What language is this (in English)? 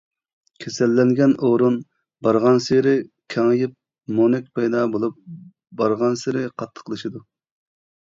Uyghur